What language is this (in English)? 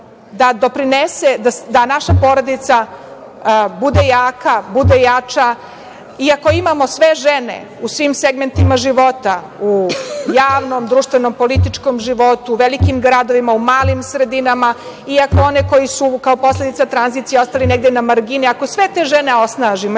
Serbian